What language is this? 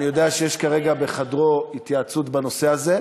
Hebrew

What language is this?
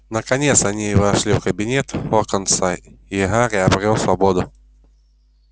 Russian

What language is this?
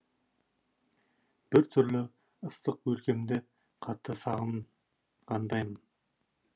Kazakh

